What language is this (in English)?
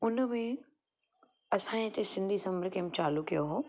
Sindhi